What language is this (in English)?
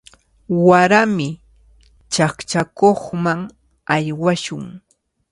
Cajatambo North Lima Quechua